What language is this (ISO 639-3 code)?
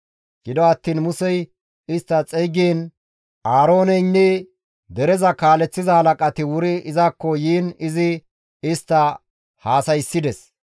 gmv